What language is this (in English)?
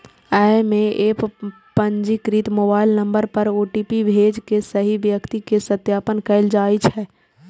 Maithili